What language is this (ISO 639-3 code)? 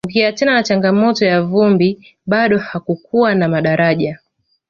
swa